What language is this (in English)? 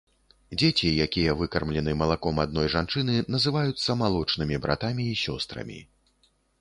Belarusian